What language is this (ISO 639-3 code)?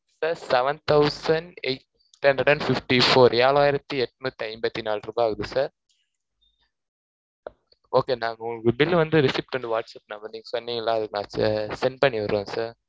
tam